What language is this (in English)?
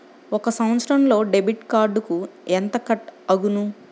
Telugu